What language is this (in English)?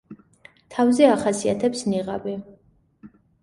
Georgian